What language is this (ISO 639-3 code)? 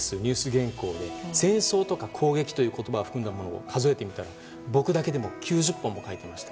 jpn